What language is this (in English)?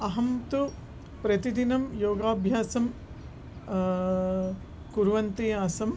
Sanskrit